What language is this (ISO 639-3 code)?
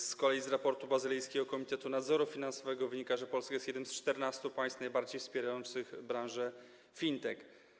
pol